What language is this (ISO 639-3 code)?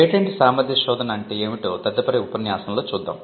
tel